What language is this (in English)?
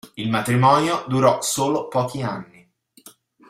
Italian